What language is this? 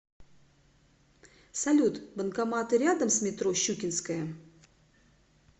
Russian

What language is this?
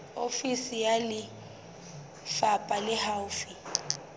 Southern Sotho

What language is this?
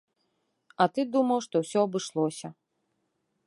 Belarusian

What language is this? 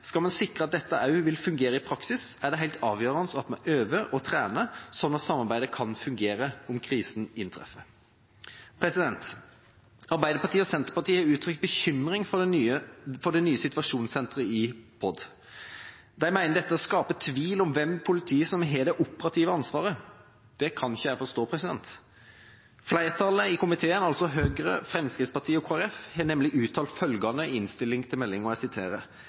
Norwegian Bokmål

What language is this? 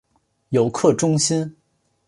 Chinese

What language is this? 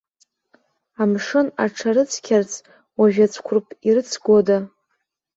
Abkhazian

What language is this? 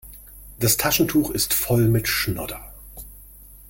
German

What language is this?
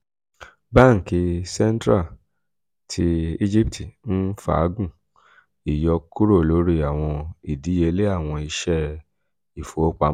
Yoruba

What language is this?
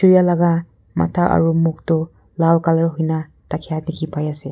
Naga Pidgin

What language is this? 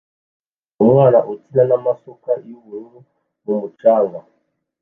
Kinyarwanda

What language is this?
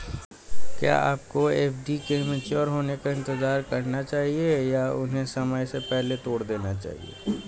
Hindi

